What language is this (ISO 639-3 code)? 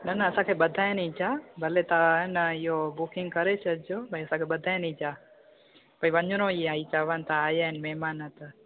snd